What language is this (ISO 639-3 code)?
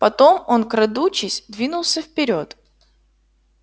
rus